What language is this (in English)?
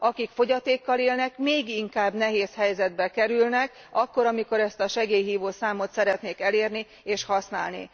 Hungarian